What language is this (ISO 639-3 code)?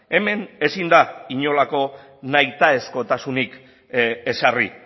eus